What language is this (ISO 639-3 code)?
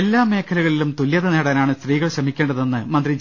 mal